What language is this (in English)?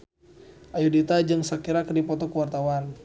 Sundanese